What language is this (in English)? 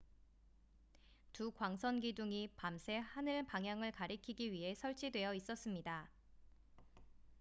Korean